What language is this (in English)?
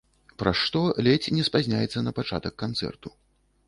Belarusian